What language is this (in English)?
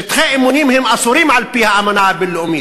Hebrew